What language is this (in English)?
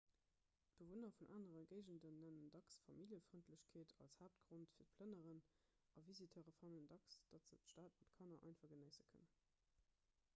Luxembourgish